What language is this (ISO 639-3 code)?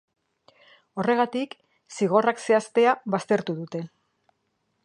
eus